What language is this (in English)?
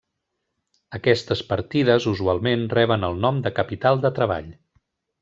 Catalan